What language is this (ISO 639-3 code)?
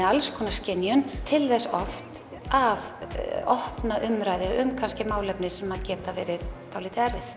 isl